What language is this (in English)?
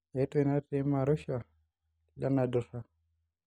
Masai